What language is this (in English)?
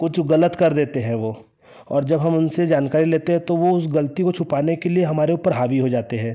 Hindi